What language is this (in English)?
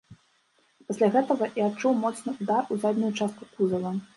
Belarusian